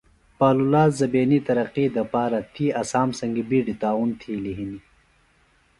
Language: Phalura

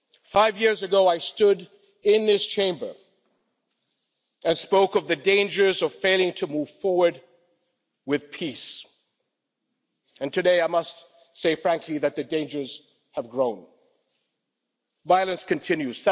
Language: English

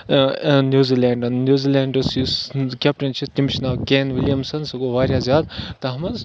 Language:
Kashmiri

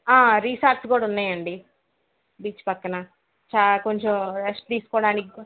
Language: Telugu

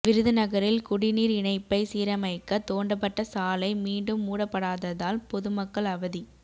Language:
Tamil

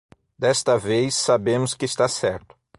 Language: Portuguese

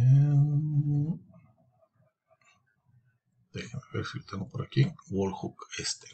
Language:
Spanish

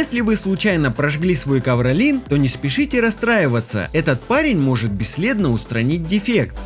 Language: Russian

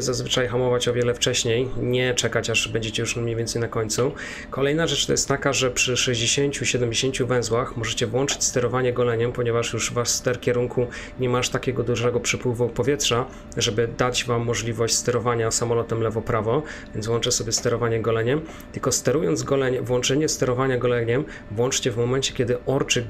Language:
Polish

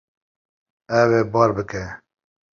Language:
Kurdish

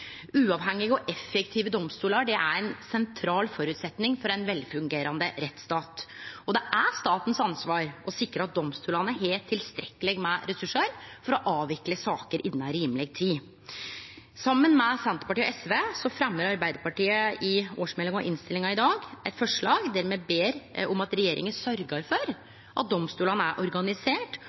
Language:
Norwegian Nynorsk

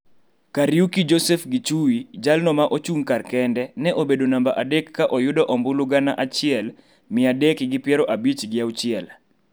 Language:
Luo (Kenya and Tanzania)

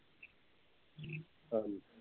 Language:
Punjabi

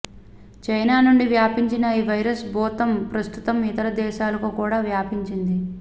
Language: Telugu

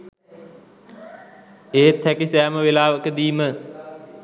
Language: Sinhala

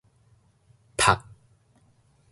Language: Min Nan Chinese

